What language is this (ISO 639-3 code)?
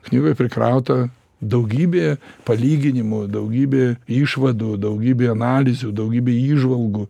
lit